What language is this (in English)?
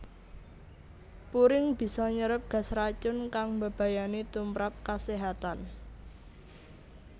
Javanese